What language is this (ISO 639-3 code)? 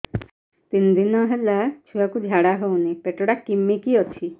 ori